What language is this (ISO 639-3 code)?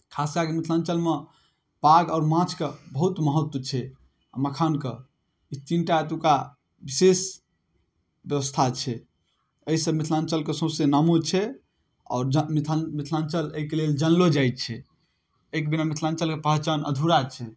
mai